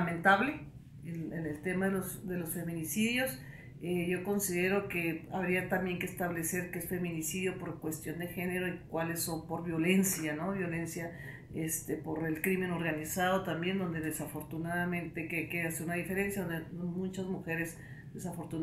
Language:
Spanish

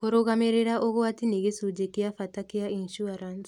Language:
Kikuyu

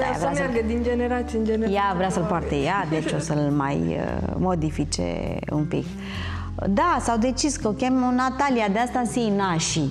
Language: Romanian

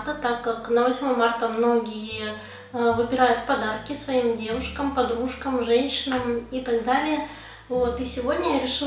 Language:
Russian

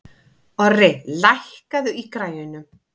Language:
Icelandic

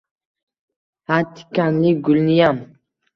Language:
Uzbek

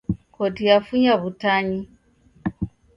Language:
Taita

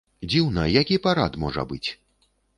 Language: Belarusian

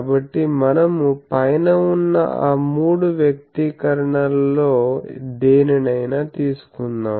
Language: Telugu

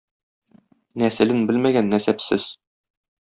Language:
Tatar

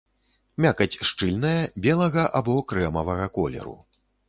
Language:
Belarusian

